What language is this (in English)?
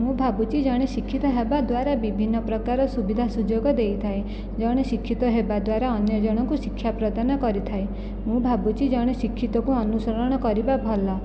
Odia